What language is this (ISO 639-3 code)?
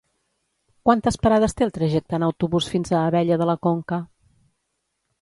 cat